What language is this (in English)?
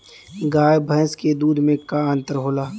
Bhojpuri